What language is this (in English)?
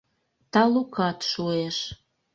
Mari